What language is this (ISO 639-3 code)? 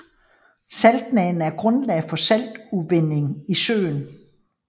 dan